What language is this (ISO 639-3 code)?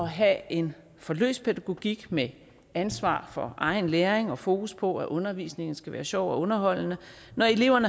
dan